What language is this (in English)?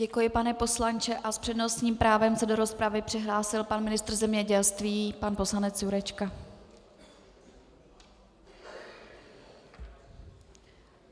Czech